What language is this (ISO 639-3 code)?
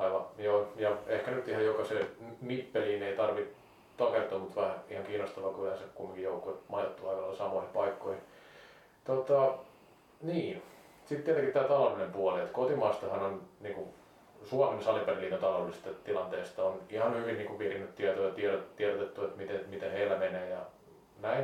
fin